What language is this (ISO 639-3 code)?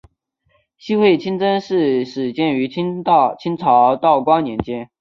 zho